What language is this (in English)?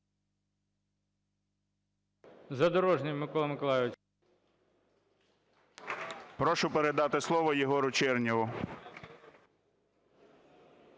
Ukrainian